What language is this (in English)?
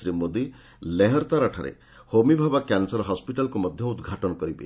Odia